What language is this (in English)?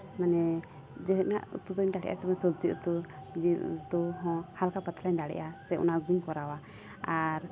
Santali